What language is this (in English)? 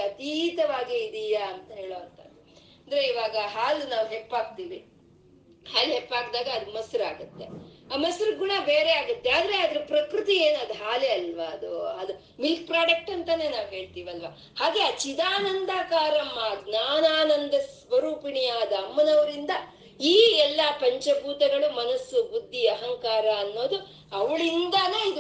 Kannada